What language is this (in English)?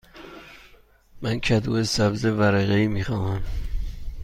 Persian